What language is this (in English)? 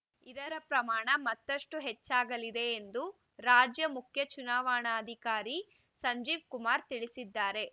Kannada